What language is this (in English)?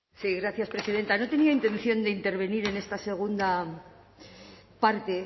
Spanish